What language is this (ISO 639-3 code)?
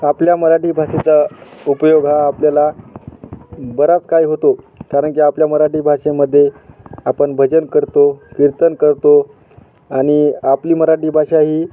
mar